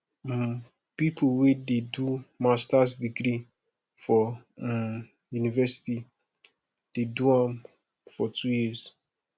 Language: Nigerian Pidgin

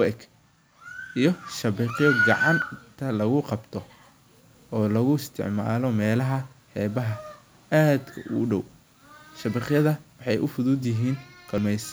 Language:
Somali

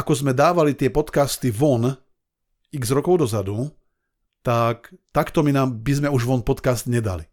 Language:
Slovak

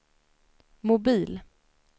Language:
Swedish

